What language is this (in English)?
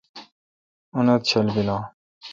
Kalkoti